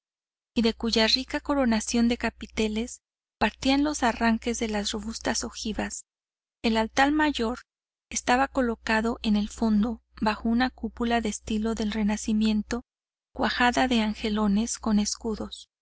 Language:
Spanish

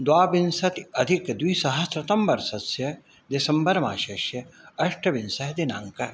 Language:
Sanskrit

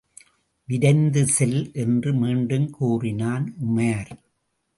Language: Tamil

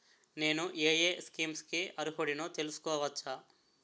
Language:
Telugu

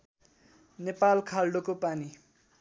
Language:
Nepali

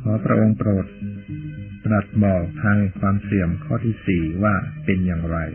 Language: Thai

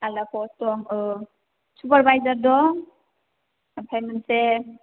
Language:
Bodo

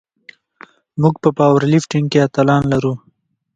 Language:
Pashto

